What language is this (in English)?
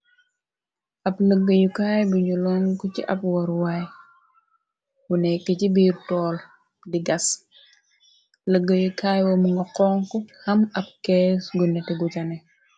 Wolof